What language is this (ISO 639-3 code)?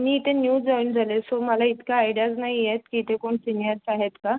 mar